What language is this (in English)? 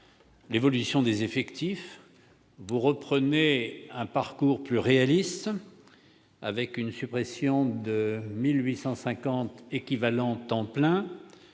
French